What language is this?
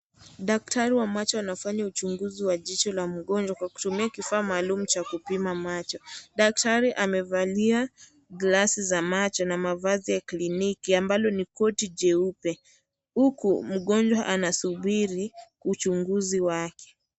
Swahili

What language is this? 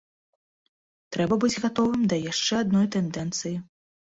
Belarusian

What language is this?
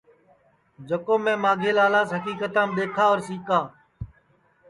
Sansi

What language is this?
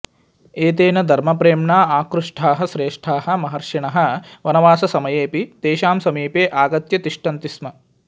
Sanskrit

